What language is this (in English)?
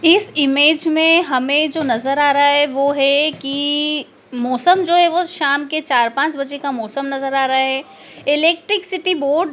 Hindi